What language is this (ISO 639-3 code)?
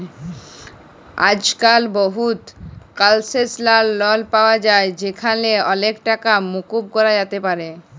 ben